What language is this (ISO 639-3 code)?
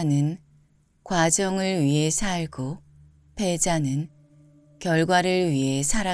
kor